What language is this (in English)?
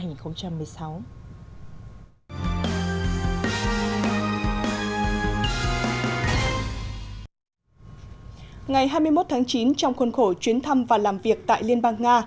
Vietnamese